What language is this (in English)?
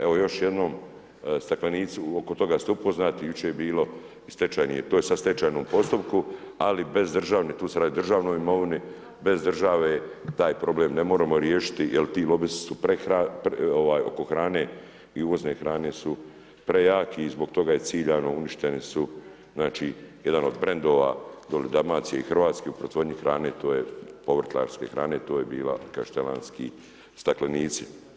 Croatian